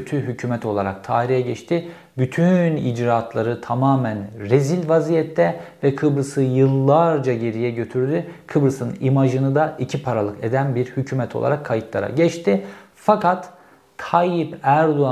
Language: Turkish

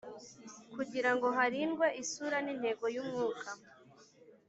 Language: Kinyarwanda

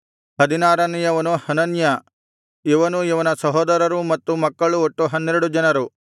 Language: Kannada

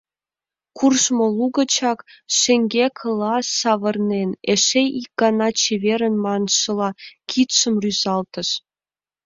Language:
Mari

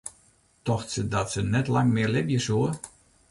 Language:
Western Frisian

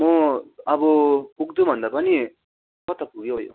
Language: Nepali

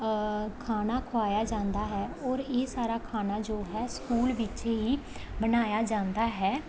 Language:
Punjabi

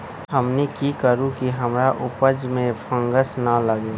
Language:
Magahi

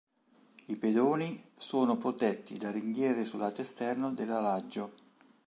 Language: Italian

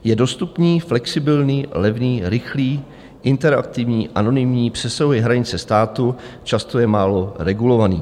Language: Czech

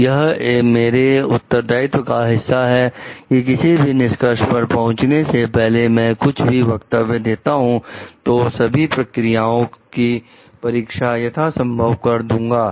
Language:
Hindi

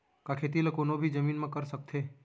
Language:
Chhattisgarhi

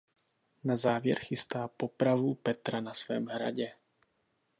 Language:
Czech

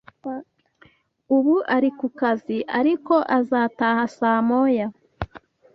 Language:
Kinyarwanda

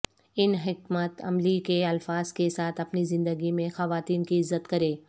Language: Urdu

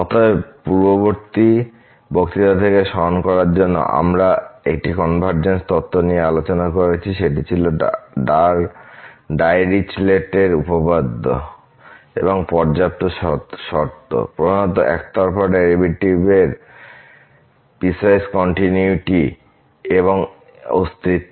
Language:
Bangla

